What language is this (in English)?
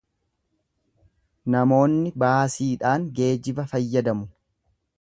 Oromo